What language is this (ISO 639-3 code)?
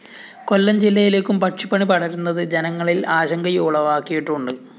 mal